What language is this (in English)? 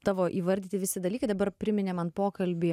Lithuanian